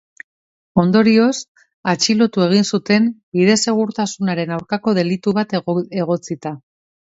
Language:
Basque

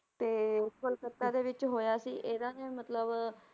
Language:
Punjabi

